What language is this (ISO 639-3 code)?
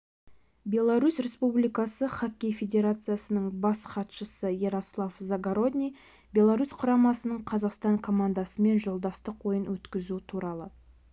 kaz